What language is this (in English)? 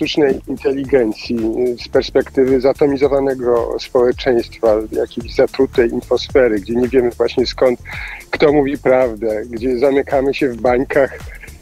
Polish